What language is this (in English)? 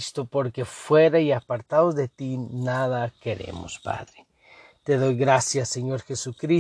Spanish